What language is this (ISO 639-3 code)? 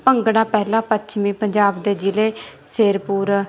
pan